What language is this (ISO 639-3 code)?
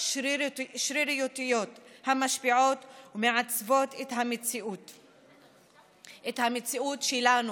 heb